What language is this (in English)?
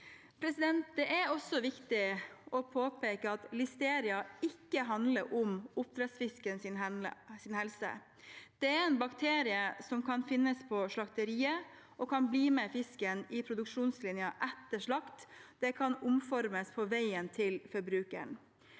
Norwegian